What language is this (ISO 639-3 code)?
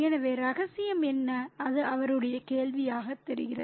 tam